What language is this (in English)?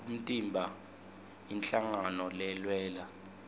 Swati